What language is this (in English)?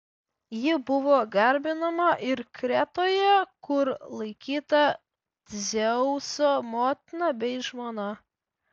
Lithuanian